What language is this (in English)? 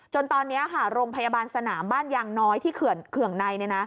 Thai